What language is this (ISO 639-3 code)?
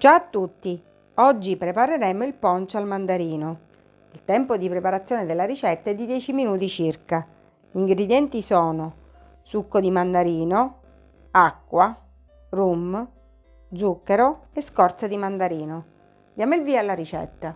ita